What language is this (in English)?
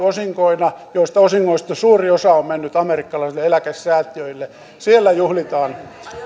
Finnish